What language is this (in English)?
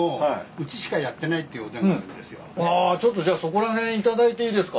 Japanese